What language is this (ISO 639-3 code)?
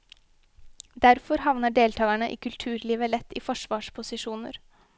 nor